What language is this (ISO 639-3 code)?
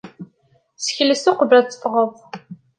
kab